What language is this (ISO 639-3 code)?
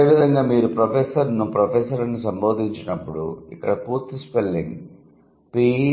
tel